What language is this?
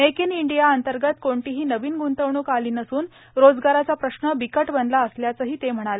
Marathi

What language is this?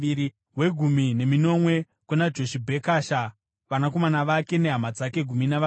Shona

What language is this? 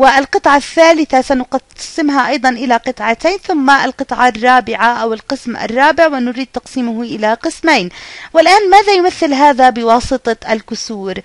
Arabic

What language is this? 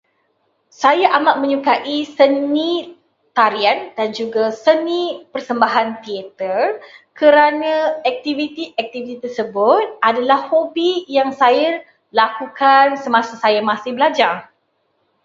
Malay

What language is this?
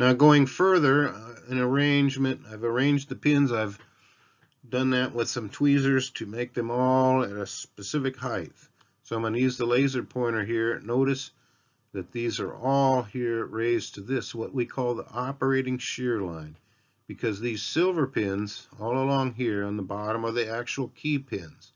English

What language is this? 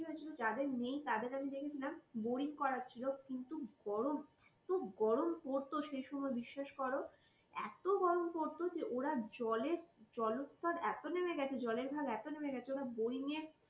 Bangla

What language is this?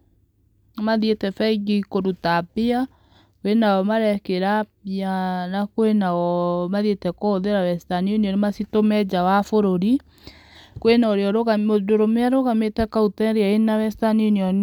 Kikuyu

